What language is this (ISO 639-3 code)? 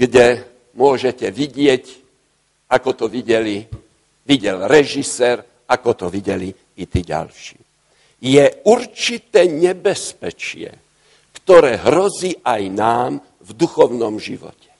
slk